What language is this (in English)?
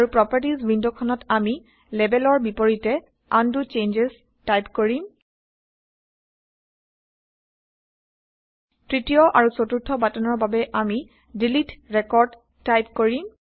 Assamese